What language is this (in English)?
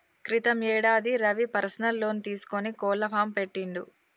Telugu